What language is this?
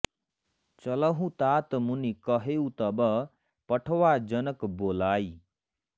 Sanskrit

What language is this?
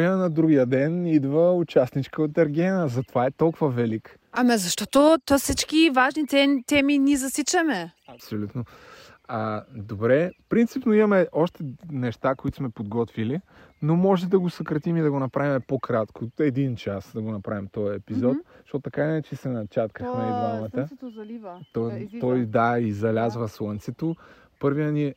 Bulgarian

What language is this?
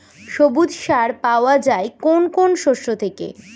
Bangla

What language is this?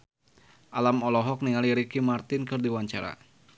Sundanese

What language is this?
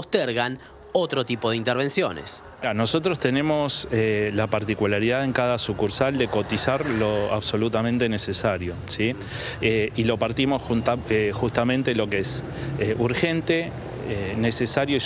Spanish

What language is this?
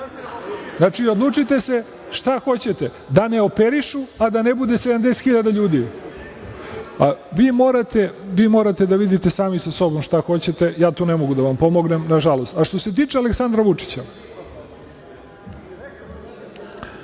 Serbian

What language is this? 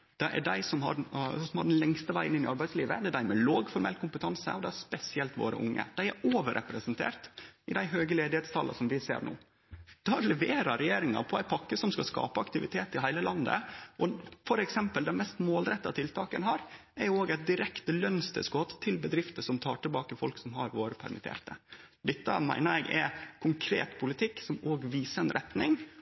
Norwegian Nynorsk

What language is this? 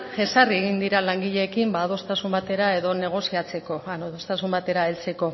Basque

